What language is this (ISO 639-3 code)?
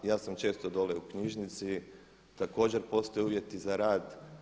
hrv